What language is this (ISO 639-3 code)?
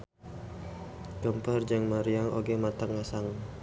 sun